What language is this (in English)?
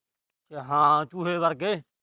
Punjabi